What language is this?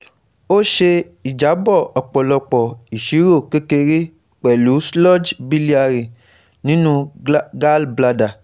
Yoruba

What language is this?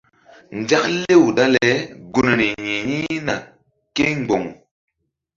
Mbum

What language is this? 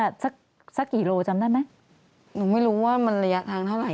Thai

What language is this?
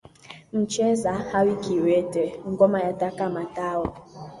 Swahili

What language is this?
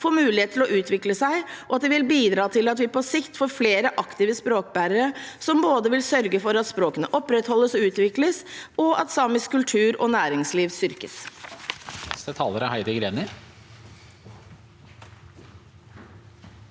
Norwegian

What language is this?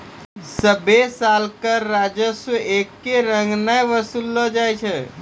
Maithili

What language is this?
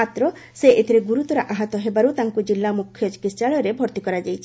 Odia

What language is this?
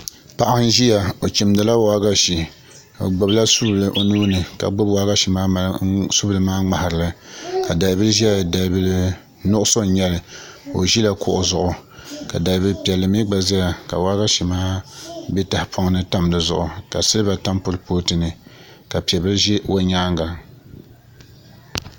Dagbani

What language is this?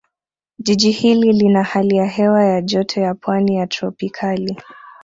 Swahili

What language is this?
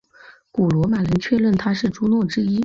Chinese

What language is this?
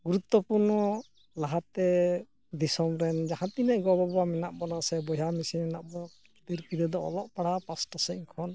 Santali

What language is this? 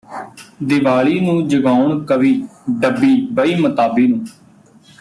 Punjabi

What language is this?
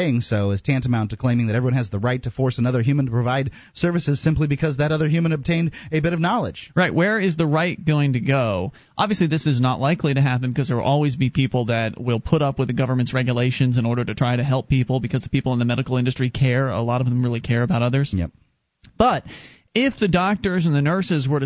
English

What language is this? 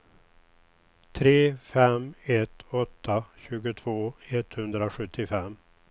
Swedish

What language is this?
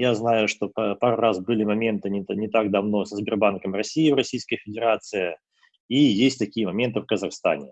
Russian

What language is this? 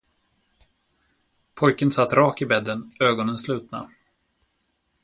Swedish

